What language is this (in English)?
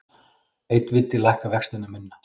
Icelandic